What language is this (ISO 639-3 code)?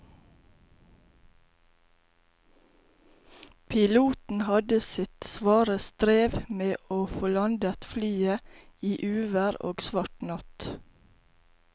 nor